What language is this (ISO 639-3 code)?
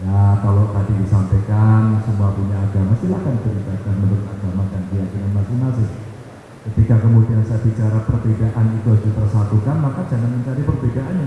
ind